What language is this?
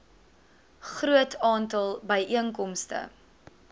Afrikaans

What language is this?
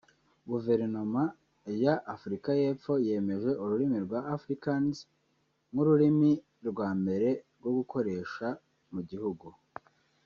Kinyarwanda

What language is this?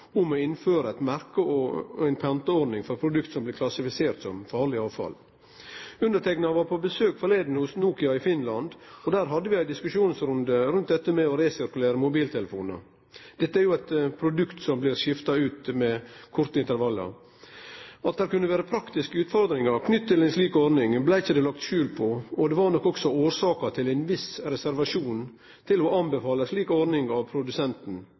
Norwegian Nynorsk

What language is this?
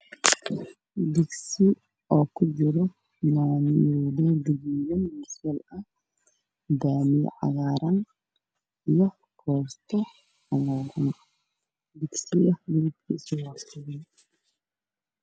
Somali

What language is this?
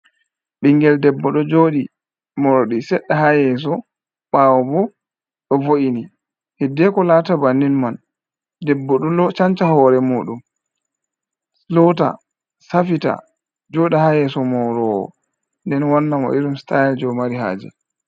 Fula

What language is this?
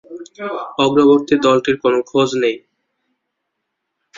Bangla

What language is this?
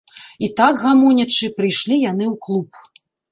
Belarusian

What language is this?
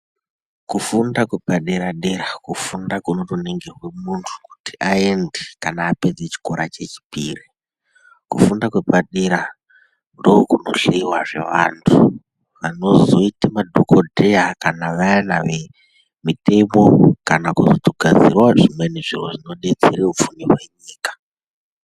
Ndau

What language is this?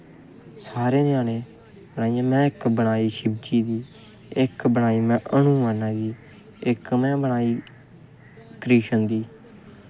Dogri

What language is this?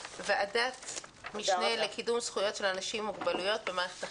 Hebrew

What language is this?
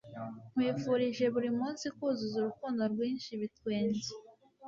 Kinyarwanda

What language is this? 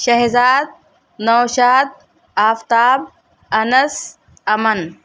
Urdu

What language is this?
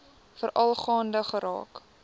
Afrikaans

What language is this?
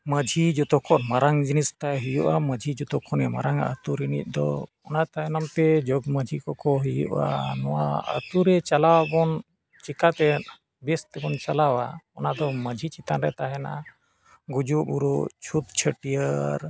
Santali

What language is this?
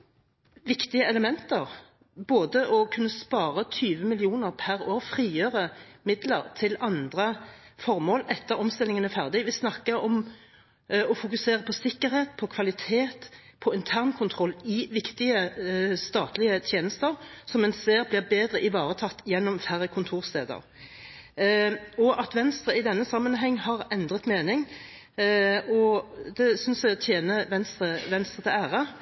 Norwegian Bokmål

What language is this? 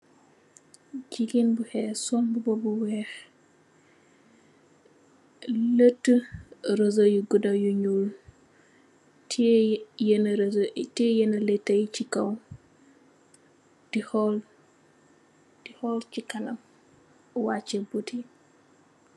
Wolof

